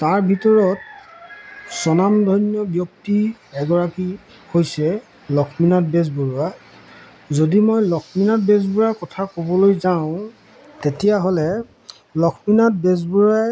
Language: Assamese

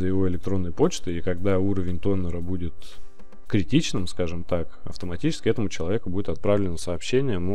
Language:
Russian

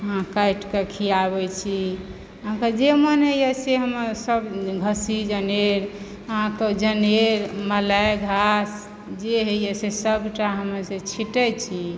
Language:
Maithili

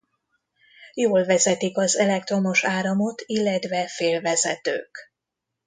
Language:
Hungarian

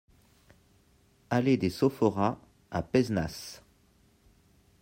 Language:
French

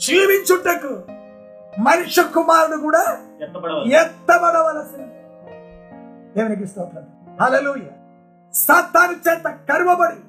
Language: Telugu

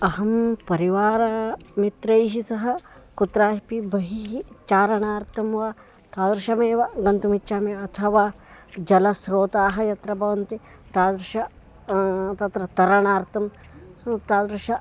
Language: Sanskrit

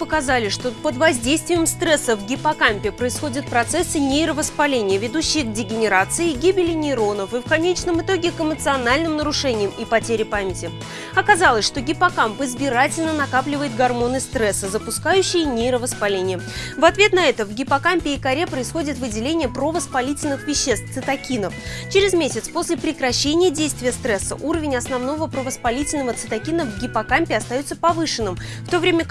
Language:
Russian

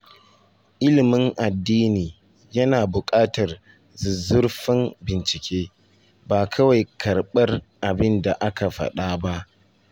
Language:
Hausa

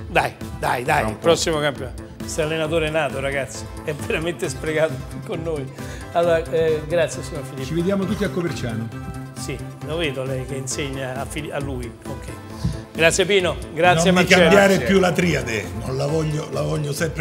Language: Italian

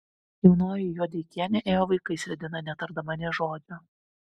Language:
Lithuanian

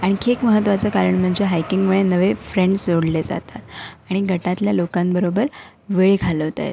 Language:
Marathi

